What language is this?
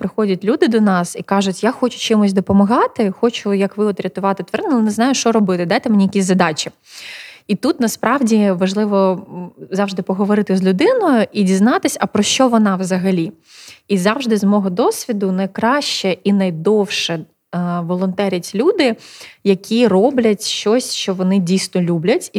Ukrainian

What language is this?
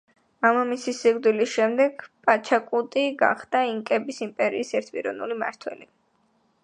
Georgian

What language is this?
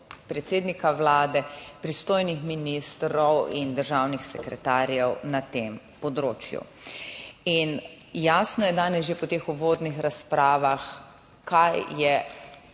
Slovenian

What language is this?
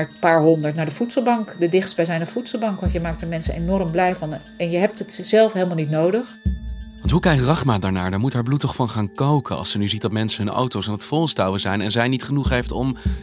Dutch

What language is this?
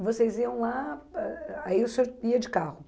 Portuguese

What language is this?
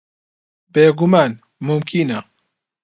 Central Kurdish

